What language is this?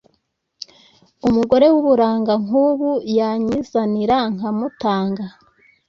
Kinyarwanda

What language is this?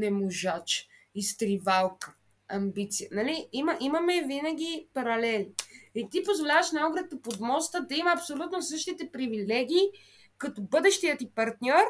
Bulgarian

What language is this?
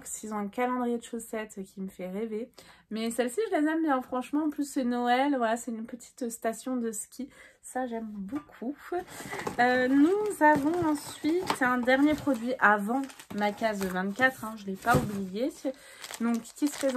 French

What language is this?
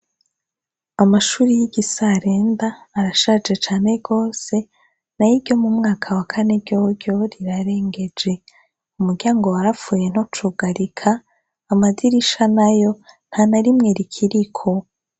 Rundi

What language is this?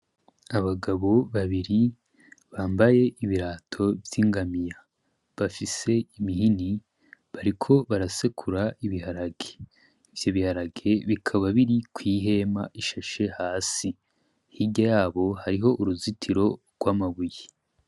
Rundi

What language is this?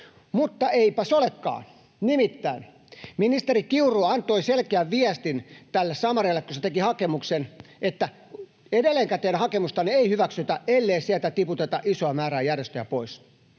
Finnish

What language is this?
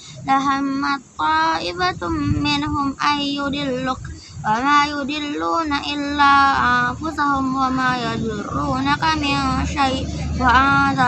Indonesian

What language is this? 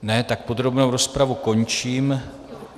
Czech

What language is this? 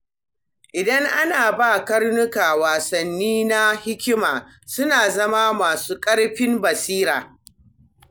Hausa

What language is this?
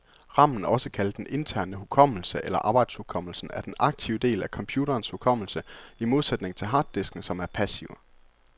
Danish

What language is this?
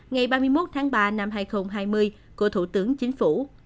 Vietnamese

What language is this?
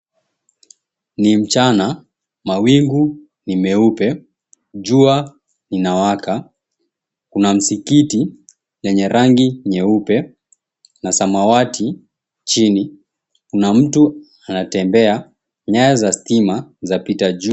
Swahili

